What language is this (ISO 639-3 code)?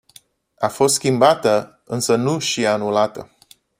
ron